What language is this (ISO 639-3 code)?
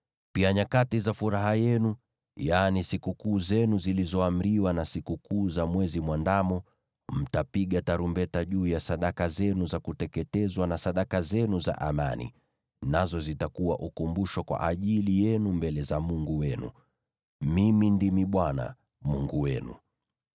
swa